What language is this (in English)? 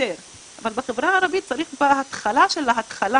Hebrew